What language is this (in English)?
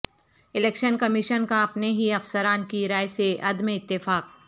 Urdu